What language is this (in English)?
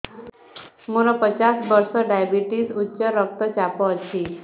Odia